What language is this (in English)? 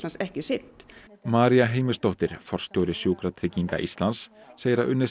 Icelandic